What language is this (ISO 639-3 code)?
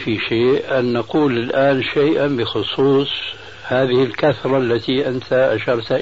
ara